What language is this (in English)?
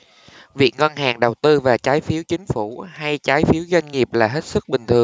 Vietnamese